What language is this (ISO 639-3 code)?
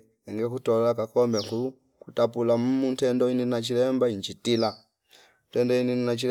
fip